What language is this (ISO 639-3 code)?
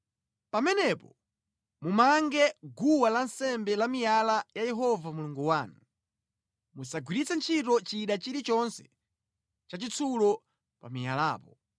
nya